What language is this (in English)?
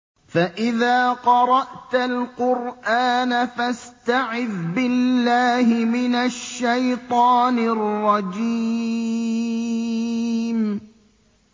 Arabic